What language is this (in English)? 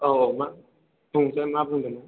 Bodo